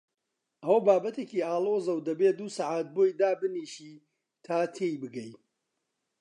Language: Central Kurdish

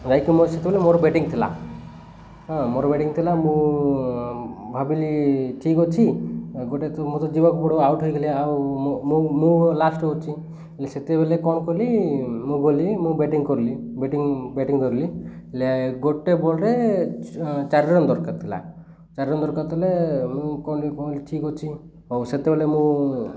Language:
Odia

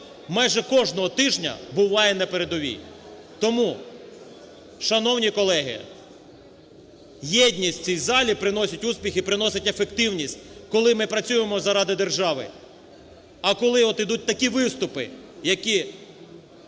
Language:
Ukrainian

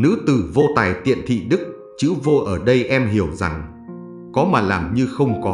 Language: Vietnamese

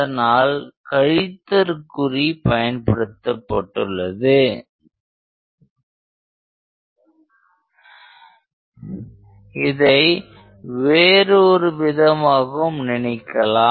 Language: Tamil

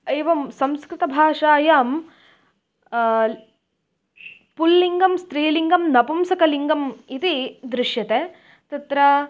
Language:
Sanskrit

